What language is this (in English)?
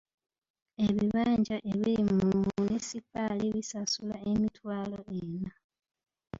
Ganda